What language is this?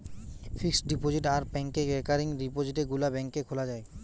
Bangla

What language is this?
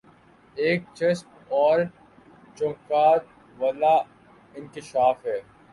Urdu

